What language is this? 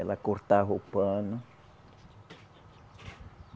Portuguese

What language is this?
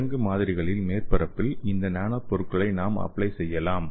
Tamil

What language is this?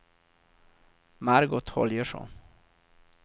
Swedish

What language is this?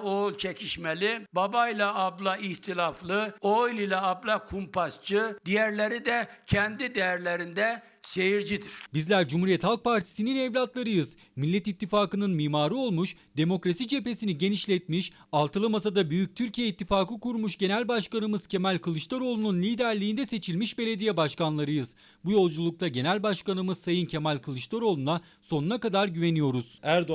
Turkish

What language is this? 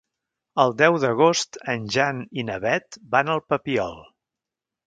Catalan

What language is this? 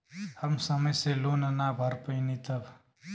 Bhojpuri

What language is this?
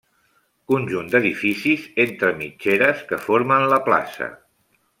Catalan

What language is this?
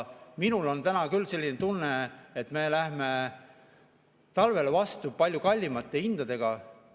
Estonian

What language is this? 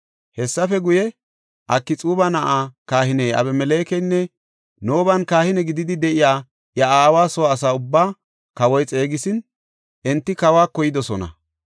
Gofa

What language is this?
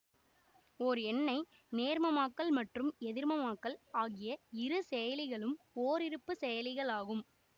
Tamil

